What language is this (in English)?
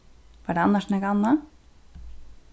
Faroese